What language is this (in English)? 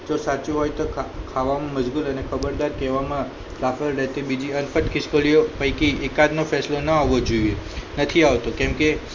Gujarati